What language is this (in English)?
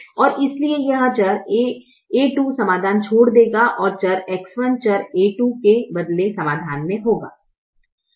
Hindi